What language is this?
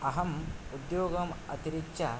Sanskrit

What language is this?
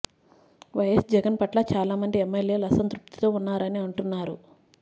Telugu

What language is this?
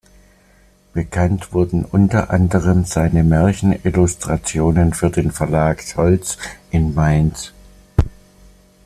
German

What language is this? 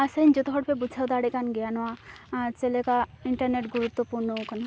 Santali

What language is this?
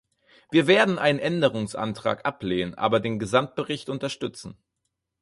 German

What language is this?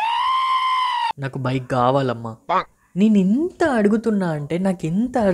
Telugu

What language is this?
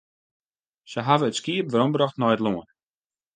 Western Frisian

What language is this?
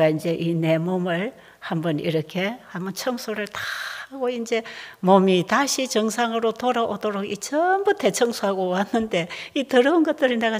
Korean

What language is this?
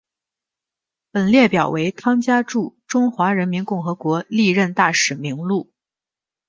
Chinese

